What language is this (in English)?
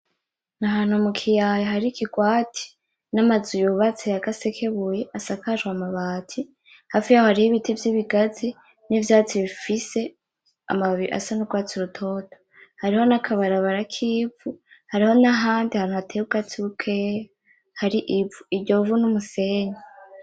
Rundi